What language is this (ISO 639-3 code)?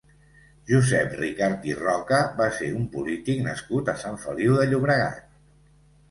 cat